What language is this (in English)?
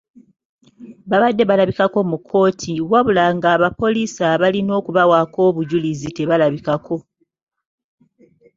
Ganda